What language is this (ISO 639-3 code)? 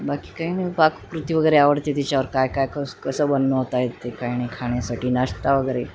mar